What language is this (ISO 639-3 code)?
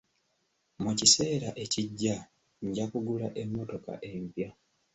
lug